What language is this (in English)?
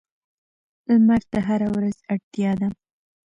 Pashto